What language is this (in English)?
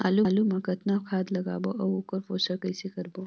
Chhattisgarhi